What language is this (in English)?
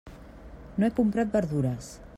Catalan